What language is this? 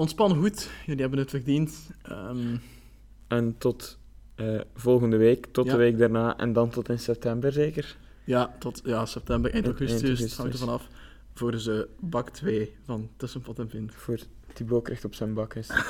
Dutch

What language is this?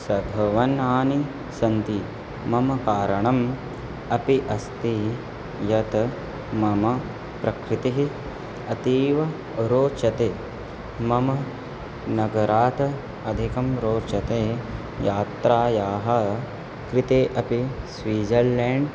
Sanskrit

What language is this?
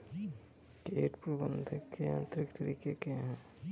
Hindi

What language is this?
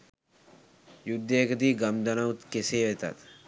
Sinhala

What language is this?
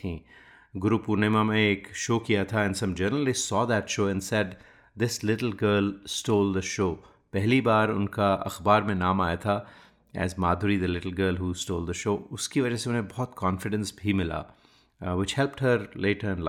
Hindi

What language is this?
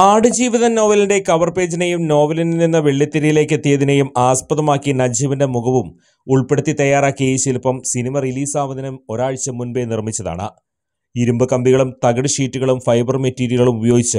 Malayalam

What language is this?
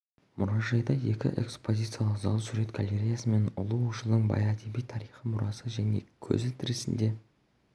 Kazakh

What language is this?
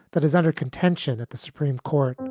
English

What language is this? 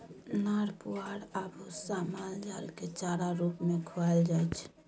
Maithili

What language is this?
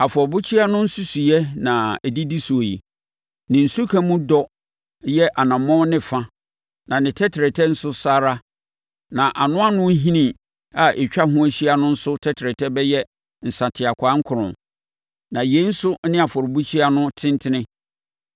Akan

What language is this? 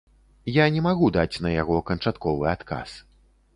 Belarusian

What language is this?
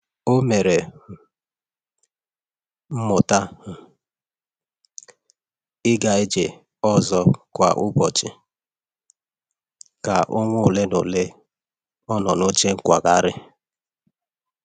Igbo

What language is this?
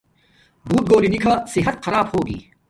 Domaaki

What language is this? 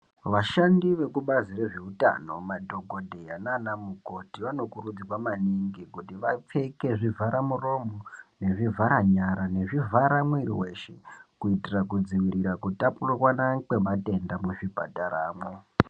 Ndau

